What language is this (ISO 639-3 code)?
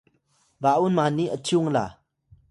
tay